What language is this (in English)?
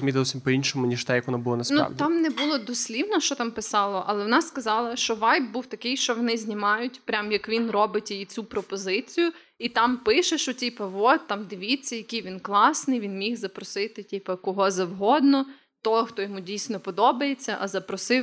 Ukrainian